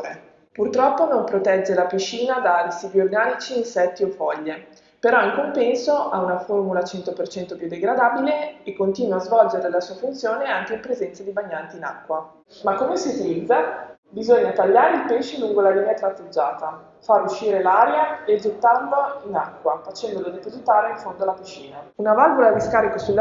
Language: Italian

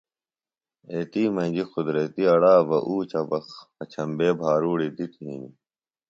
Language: Phalura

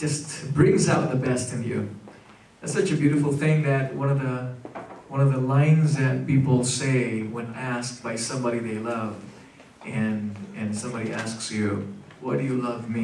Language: English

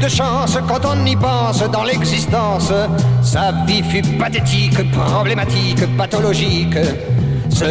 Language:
French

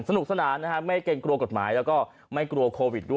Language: Thai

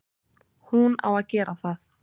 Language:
Icelandic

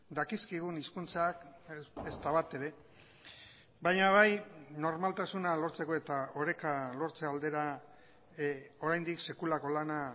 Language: Basque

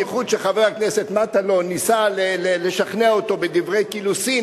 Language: Hebrew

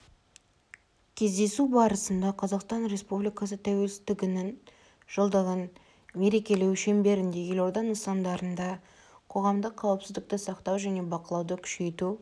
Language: Kazakh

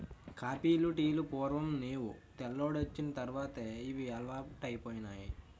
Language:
Telugu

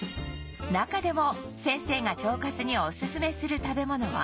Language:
Japanese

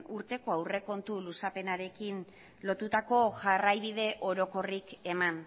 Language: Basque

